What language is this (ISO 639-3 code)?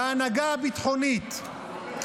heb